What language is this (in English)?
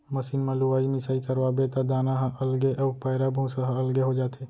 Chhattisgarhi